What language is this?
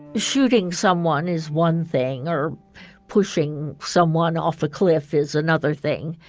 English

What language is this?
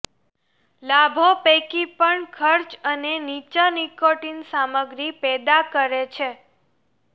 Gujarati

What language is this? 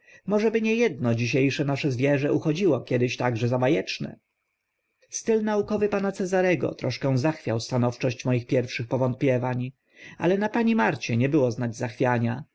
Polish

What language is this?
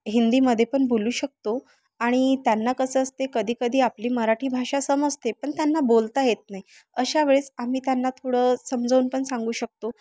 Marathi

